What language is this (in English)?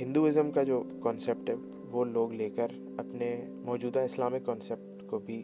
Urdu